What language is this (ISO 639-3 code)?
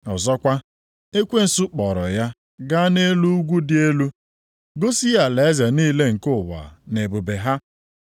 ibo